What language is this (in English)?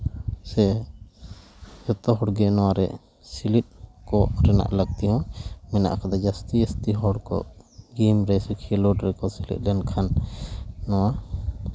Santali